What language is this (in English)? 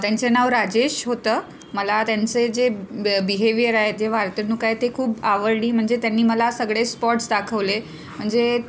Marathi